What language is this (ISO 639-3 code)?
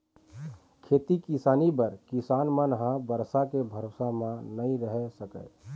hne